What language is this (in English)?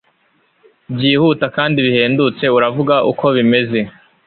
Kinyarwanda